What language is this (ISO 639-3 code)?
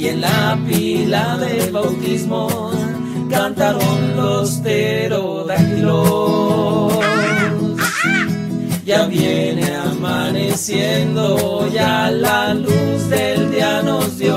spa